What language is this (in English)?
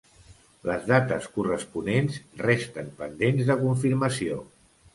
Catalan